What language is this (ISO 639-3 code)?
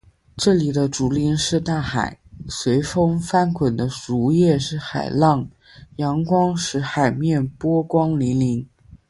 zho